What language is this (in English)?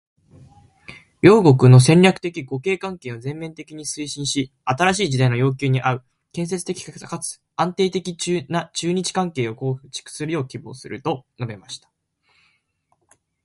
Japanese